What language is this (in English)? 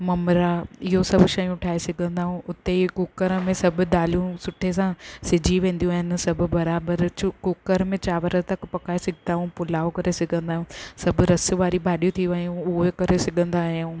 Sindhi